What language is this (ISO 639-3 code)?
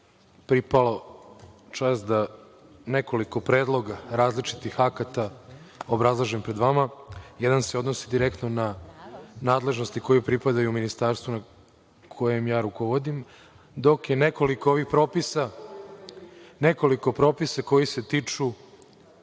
srp